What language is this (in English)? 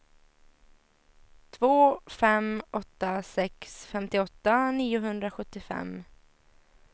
Swedish